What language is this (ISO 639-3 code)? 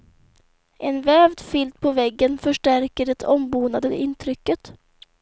swe